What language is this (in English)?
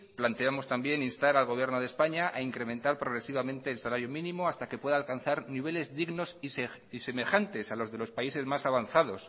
Spanish